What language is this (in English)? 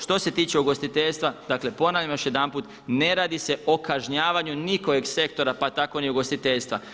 Croatian